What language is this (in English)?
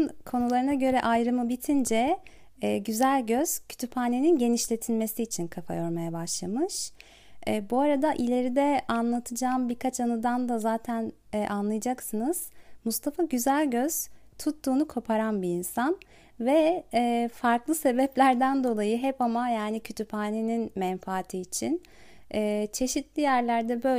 Turkish